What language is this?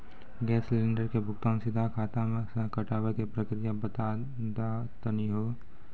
Maithili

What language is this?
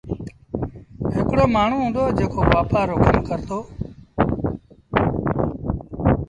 Sindhi Bhil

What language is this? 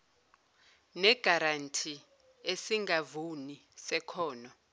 Zulu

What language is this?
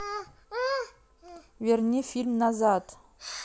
Russian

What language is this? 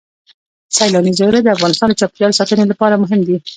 Pashto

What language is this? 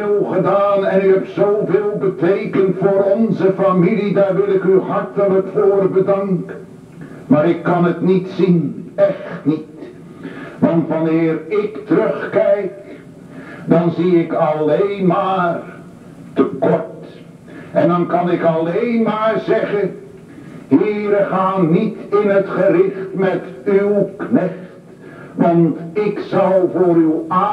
Dutch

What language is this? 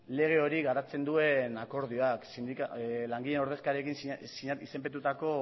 Basque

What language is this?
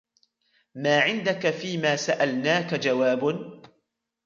Arabic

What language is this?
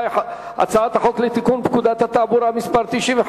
Hebrew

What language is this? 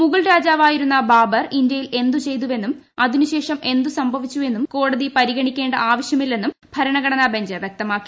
Malayalam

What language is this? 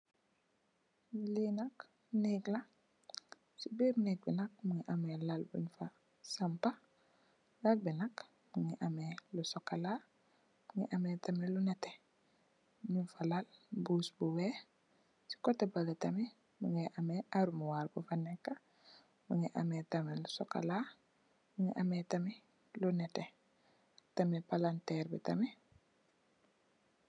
Wolof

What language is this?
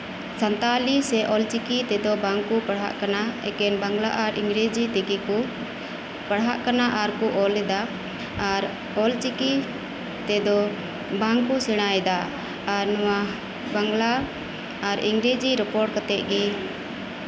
Santali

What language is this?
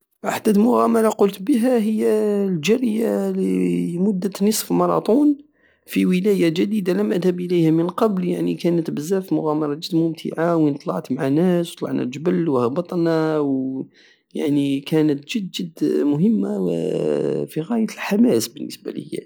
Algerian Saharan Arabic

